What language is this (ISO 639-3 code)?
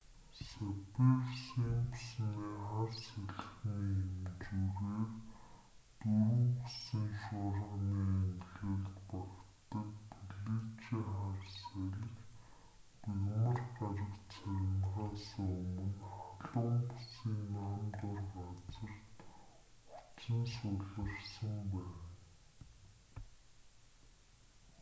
mon